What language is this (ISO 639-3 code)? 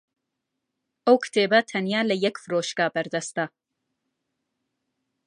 ckb